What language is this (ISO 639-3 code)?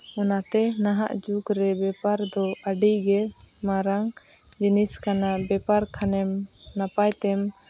sat